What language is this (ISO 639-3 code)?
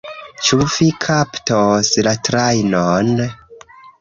epo